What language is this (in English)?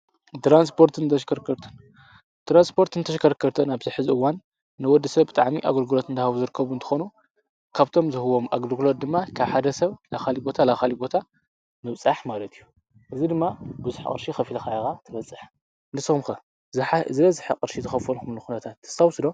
Tigrinya